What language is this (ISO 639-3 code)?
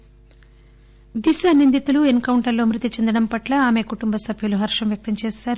tel